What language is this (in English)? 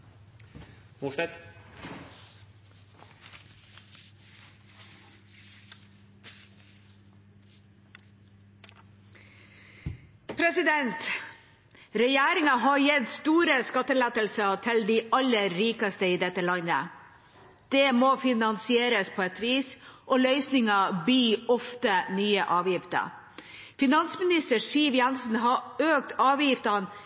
Norwegian Bokmål